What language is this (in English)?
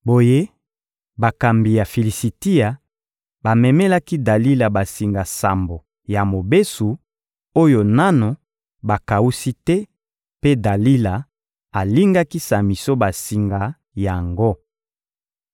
Lingala